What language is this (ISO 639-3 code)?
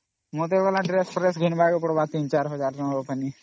ori